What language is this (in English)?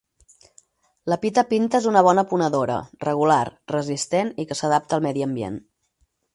Catalan